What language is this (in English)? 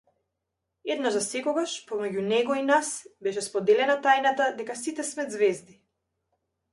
Macedonian